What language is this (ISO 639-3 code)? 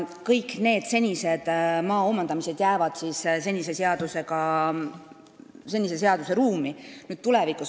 est